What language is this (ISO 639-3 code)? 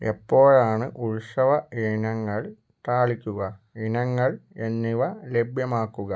mal